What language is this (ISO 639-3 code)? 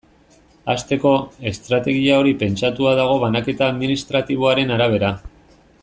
eus